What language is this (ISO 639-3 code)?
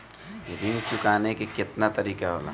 bho